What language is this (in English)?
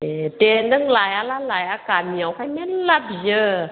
Bodo